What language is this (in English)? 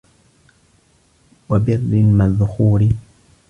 Arabic